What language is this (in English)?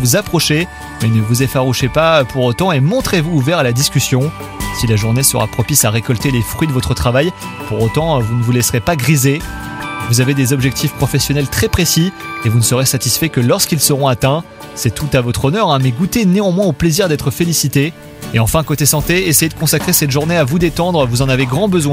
French